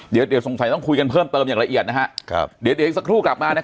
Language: Thai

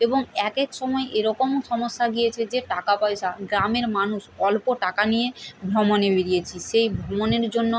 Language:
Bangla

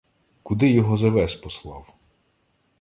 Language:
Ukrainian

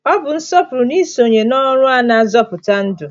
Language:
Igbo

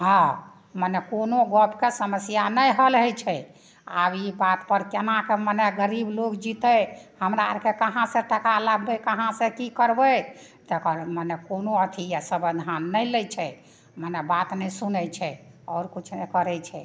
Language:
Maithili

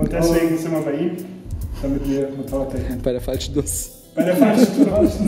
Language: German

